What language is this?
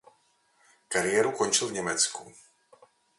Czech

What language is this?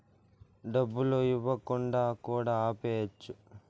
Telugu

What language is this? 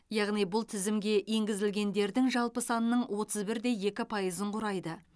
Kazakh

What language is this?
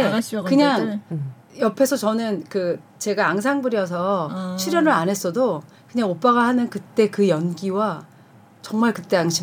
Korean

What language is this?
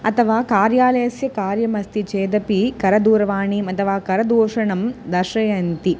Sanskrit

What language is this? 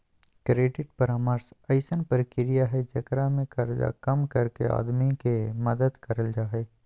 Magahi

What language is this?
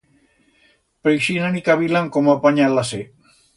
Aragonese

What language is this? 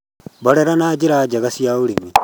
Kikuyu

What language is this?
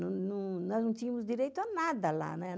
Portuguese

